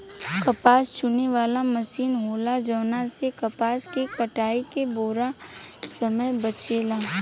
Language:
Bhojpuri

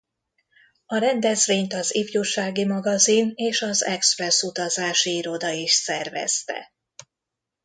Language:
Hungarian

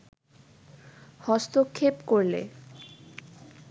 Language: Bangla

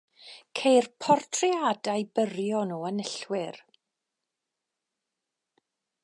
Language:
Welsh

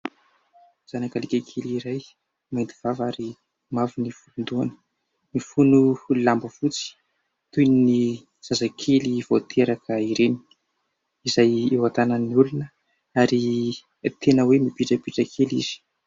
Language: Malagasy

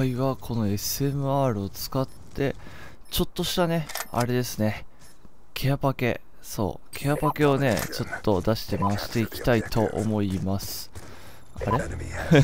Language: Japanese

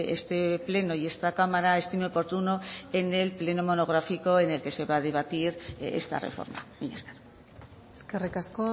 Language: Spanish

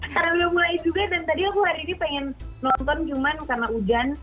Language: Indonesian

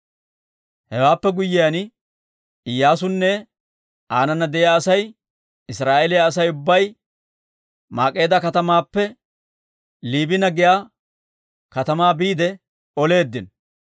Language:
Dawro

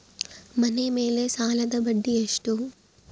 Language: Kannada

